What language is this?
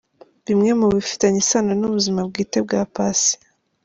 Kinyarwanda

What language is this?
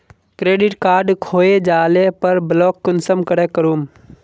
Magahi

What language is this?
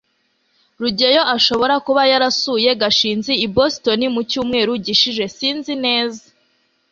Kinyarwanda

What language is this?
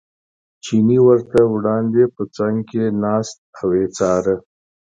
Pashto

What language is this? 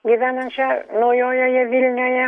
Lithuanian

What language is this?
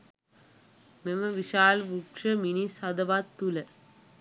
Sinhala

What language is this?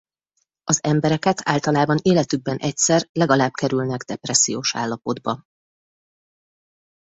Hungarian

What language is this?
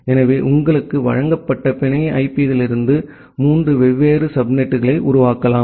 Tamil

